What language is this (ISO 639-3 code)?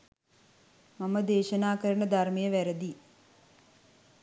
sin